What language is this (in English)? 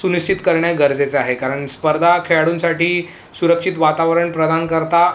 Marathi